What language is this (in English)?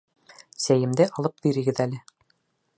Bashkir